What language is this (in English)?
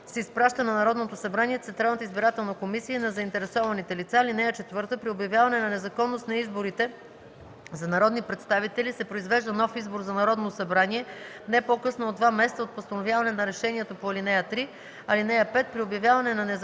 Bulgarian